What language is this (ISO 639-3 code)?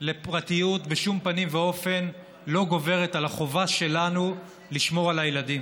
heb